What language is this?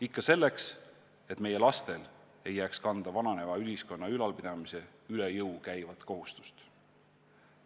Estonian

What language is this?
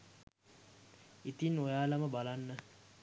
Sinhala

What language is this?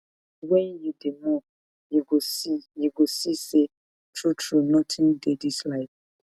Nigerian Pidgin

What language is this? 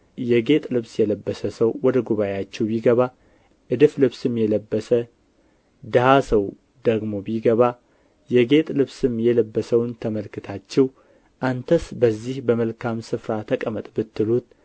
Amharic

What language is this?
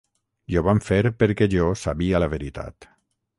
Catalan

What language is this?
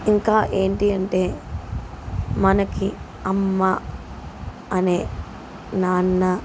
Telugu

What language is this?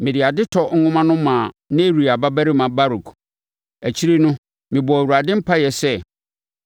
Akan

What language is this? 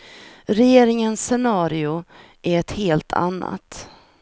Swedish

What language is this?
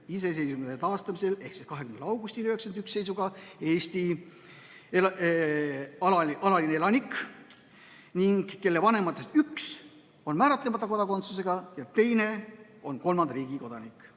Estonian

